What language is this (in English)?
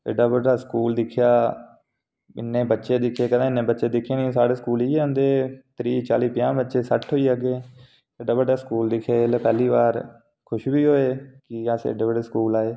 Dogri